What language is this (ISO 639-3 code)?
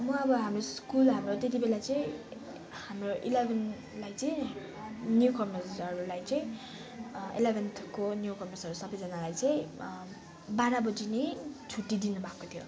nep